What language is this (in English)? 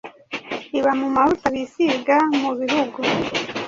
Kinyarwanda